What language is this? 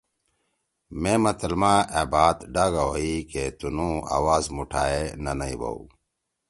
Torwali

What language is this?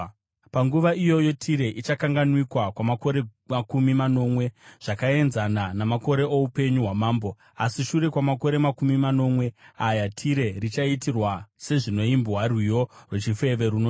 Shona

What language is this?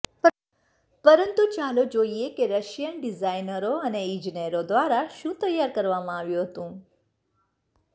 Gujarati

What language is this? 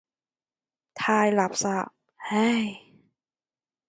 Cantonese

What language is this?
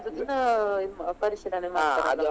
Kannada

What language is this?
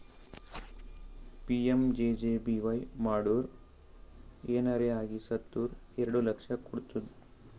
Kannada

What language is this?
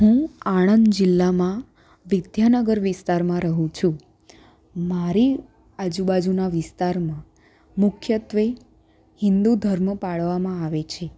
Gujarati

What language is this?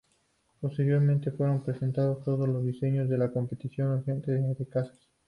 Spanish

